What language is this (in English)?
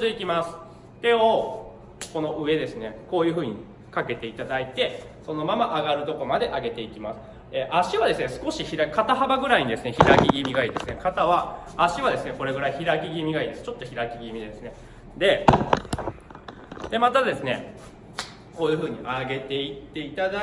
Japanese